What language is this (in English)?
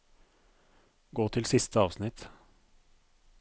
Norwegian